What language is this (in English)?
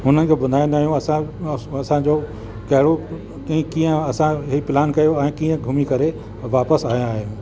Sindhi